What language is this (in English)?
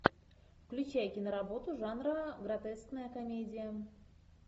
Russian